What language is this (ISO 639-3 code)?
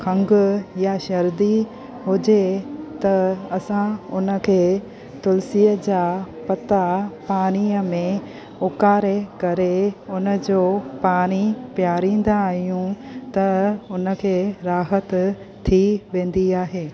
snd